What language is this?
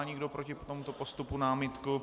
Czech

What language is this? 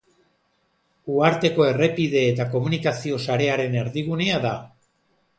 Basque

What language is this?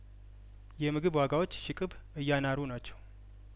Amharic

